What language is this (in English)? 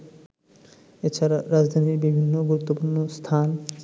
Bangla